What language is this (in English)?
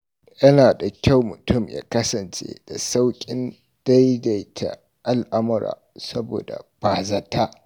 Hausa